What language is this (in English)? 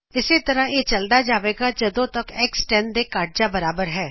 Punjabi